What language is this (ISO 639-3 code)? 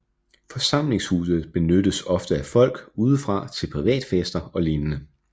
dan